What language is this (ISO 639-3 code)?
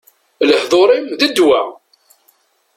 kab